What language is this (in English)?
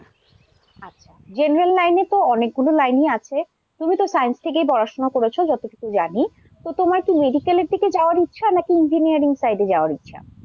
Bangla